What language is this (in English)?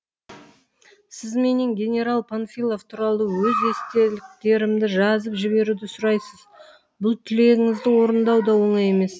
Kazakh